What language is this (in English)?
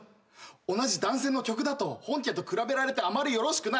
Japanese